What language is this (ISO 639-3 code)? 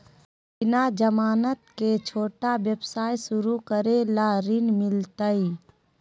mag